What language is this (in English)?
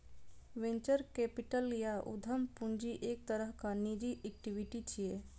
Maithili